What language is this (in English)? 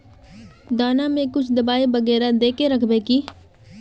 Magahi